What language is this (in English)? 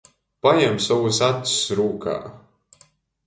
Latgalian